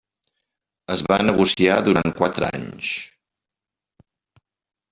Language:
Catalan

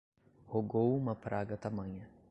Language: Portuguese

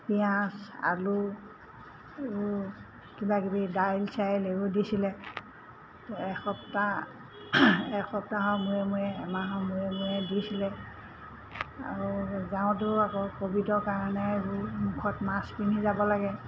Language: Assamese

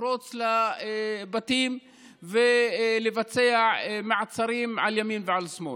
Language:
Hebrew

